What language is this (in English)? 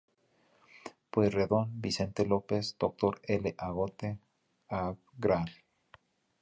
Spanish